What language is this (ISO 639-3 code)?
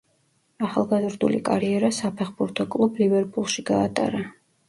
kat